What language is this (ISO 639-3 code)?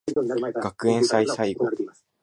jpn